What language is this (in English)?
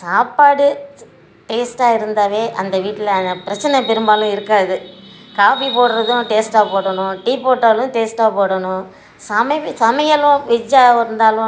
Tamil